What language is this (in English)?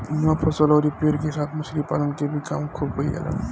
Bhojpuri